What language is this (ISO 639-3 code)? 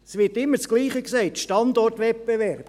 gsw